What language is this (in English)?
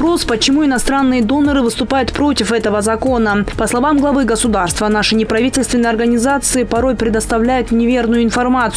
Russian